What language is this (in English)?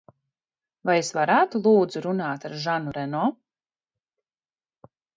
Latvian